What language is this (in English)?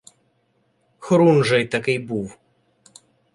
Ukrainian